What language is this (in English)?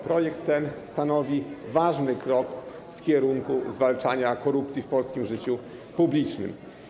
Polish